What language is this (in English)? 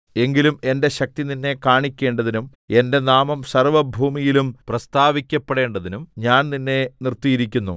Malayalam